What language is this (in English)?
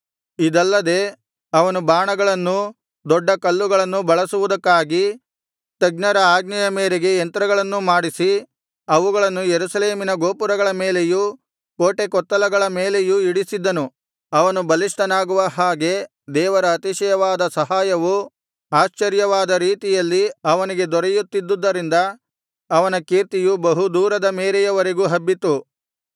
Kannada